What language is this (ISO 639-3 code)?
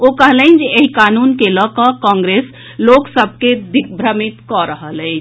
mai